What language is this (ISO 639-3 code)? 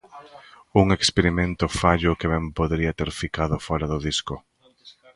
glg